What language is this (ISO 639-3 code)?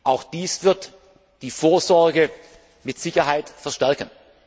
deu